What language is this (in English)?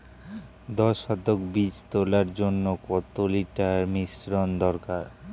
Bangla